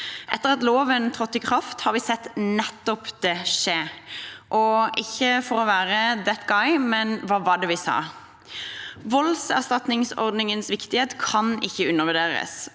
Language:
Norwegian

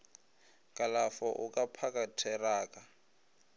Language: Northern Sotho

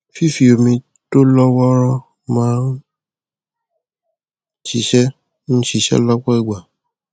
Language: Yoruba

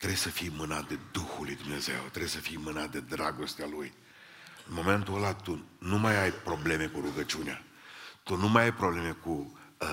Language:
Romanian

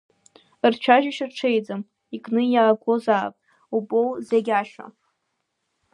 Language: Abkhazian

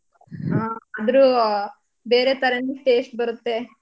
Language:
Kannada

